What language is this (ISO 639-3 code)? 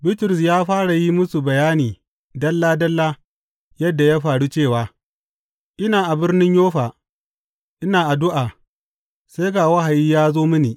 hau